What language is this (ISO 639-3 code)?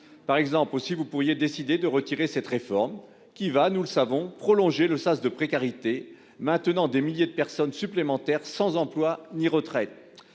fra